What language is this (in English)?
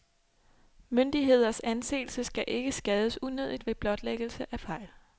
Danish